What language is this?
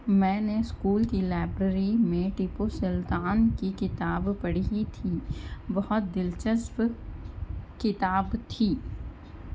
Urdu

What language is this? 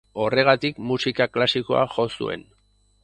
Basque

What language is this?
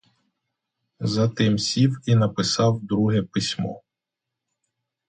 Ukrainian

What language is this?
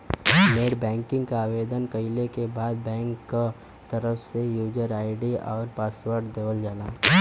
Bhojpuri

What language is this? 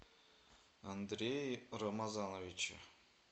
Russian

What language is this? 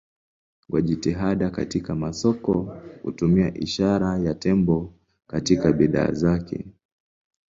Swahili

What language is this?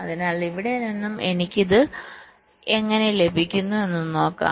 Malayalam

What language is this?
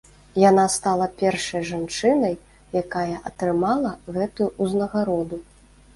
Belarusian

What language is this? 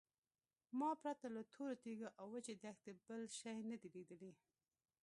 Pashto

